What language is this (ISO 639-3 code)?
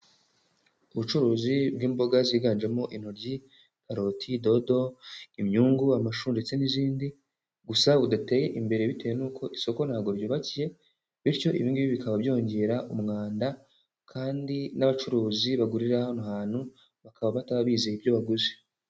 kin